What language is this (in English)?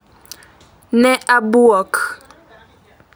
Luo (Kenya and Tanzania)